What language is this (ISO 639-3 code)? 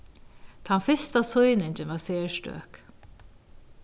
fao